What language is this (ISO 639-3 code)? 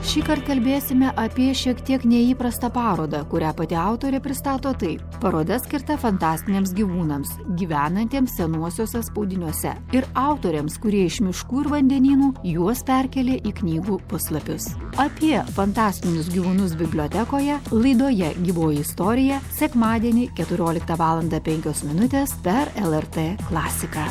lit